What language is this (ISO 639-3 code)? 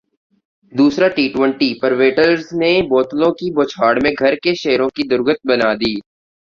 urd